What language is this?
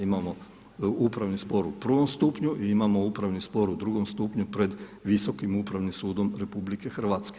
Croatian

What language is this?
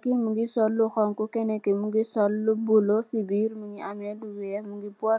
Wolof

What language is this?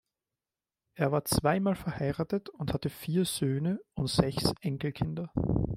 German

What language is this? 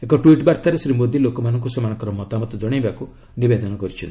Odia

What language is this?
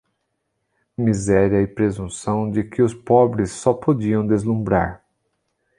Portuguese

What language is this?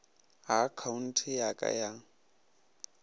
Northern Sotho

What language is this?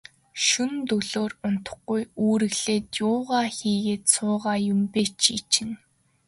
Mongolian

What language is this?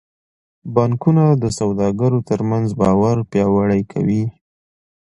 Pashto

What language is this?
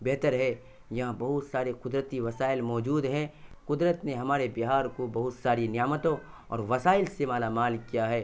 Urdu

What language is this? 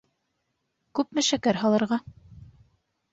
Bashkir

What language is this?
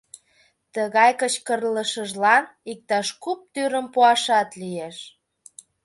Mari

